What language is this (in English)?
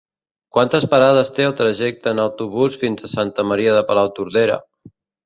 Catalan